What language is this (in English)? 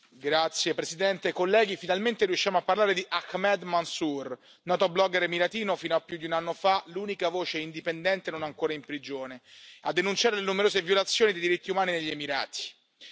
Italian